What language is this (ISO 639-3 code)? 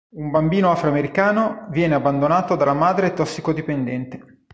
ita